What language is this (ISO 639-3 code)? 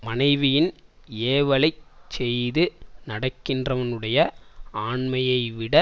tam